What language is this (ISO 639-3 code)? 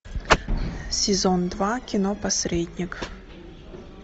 rus